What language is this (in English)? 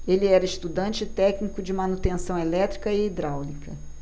Portuguese